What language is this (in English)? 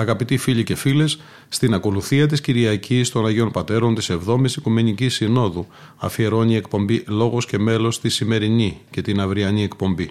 Greek